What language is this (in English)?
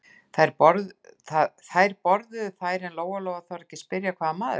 Icelandic